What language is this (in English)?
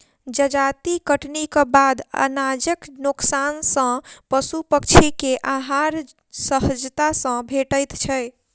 Maithili